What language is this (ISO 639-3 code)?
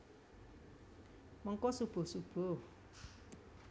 jav